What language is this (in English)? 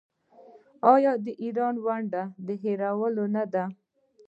Pashto